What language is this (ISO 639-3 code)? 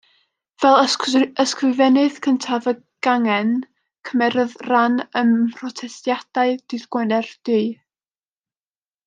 cym